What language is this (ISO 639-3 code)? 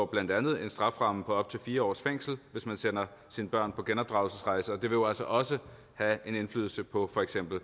dan